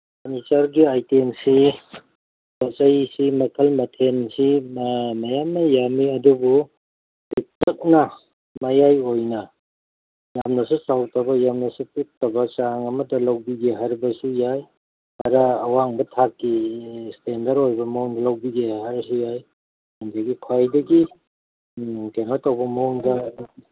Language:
Manipuri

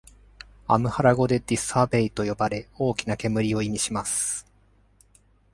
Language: Japanese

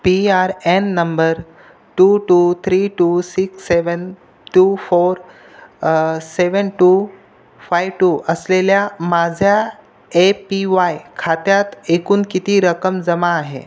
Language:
Marathi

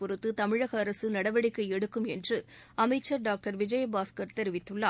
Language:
Tamil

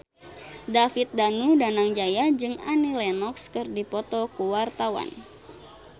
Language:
Sundanese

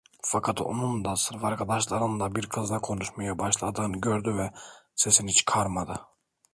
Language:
Turkish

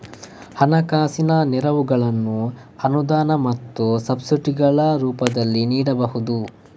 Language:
Kannada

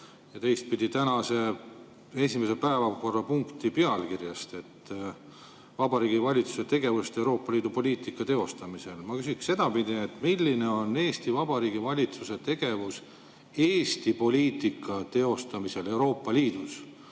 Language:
Estonian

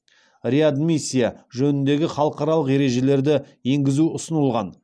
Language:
Kazakh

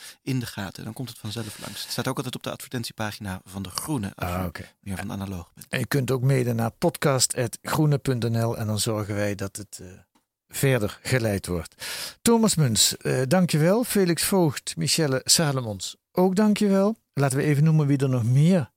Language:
Dutch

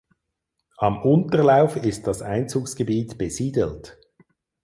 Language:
German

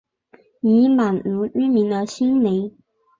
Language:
Chinese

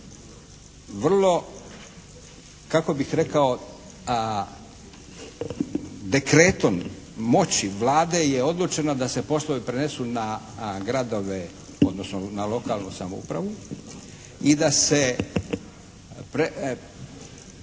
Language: Croatian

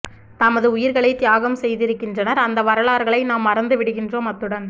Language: Tamil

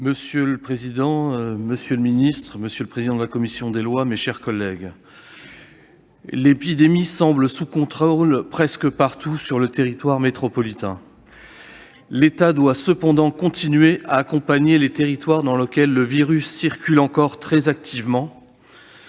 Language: French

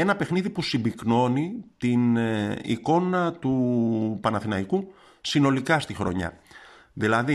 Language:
Greek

